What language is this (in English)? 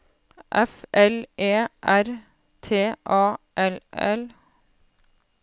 Norwegian